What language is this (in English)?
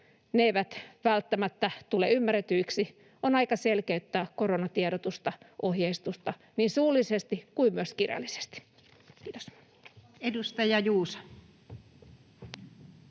Finnish